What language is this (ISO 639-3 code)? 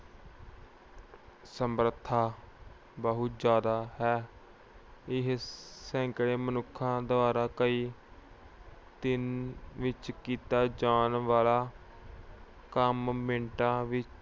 pan